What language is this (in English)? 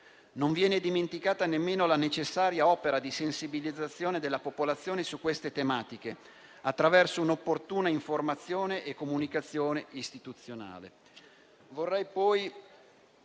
Italian